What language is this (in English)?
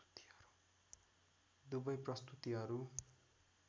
Nepali